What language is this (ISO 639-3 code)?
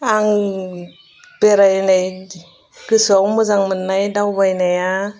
brx